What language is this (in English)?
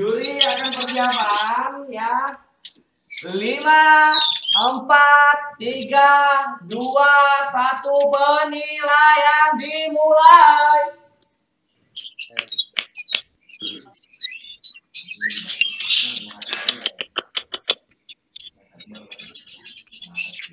Indonesian